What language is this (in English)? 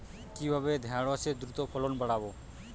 Bangla